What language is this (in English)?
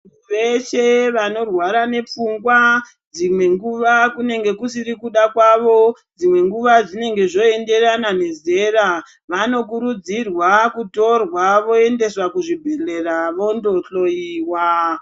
Ndau